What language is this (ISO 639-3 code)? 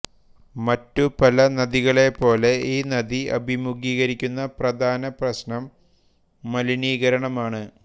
mal